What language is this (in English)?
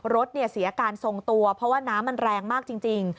Thai